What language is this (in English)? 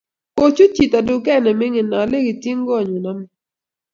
Kalenjin